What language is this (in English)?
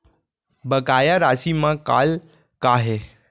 Chhattisgarhi